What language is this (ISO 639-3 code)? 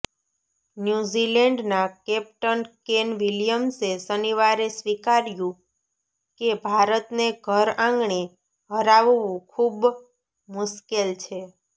guj